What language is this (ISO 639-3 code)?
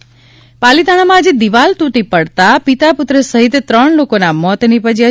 guj